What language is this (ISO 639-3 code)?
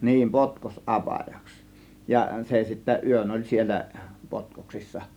fin